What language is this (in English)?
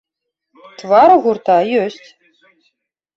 Belarusian